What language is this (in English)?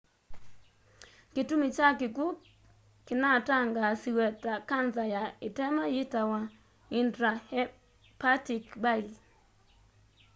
Kamba